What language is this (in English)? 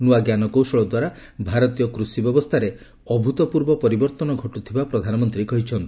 Odia